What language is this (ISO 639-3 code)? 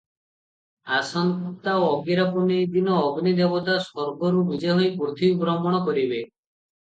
ori